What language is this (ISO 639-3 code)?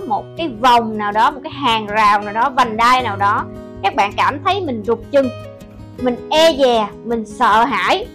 vie